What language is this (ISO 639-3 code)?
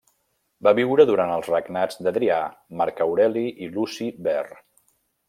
cat